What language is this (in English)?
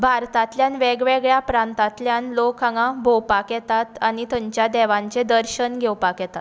Konkani